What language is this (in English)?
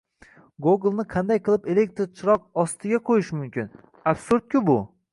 Uzbek